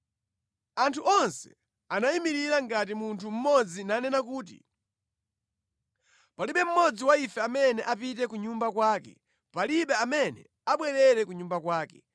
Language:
Nyanja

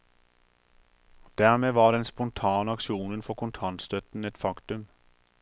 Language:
Norwegian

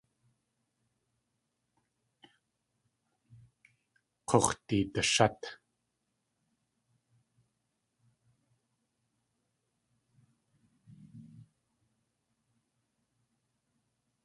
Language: Tlingit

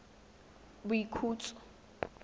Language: Tswana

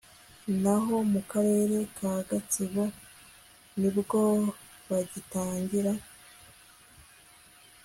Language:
Kinyarwanda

